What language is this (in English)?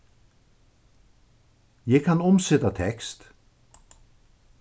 Faroese